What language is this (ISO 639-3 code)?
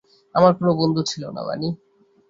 ben